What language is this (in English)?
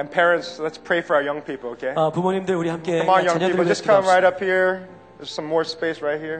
Korean